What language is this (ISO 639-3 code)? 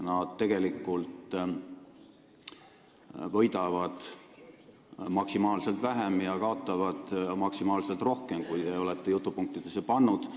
est